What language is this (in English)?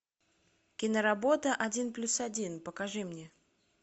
Russian